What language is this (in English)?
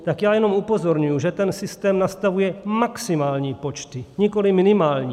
Czech